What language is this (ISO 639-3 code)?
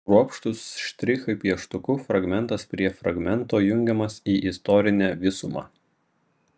lit